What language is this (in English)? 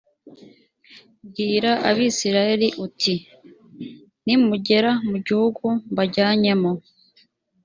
Kinyarwanda